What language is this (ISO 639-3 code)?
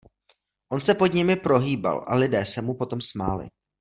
ces